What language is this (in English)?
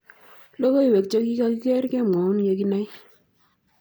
Kalenjin